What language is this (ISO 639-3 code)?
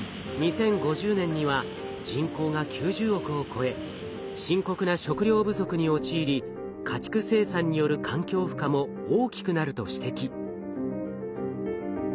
jpn